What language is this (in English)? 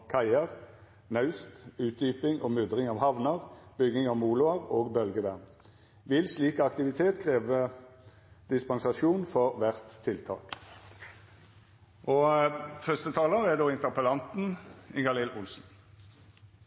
Norwegian Bokmål